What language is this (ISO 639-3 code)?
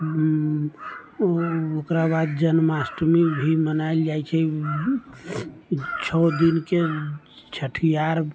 mai